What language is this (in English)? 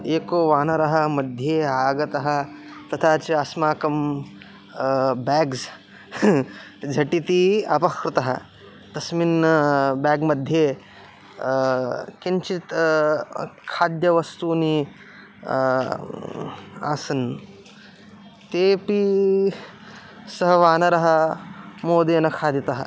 Sanskrit